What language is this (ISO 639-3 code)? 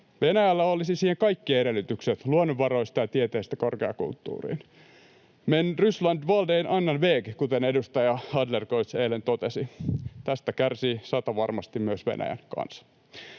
fin